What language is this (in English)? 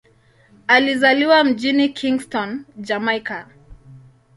Swahili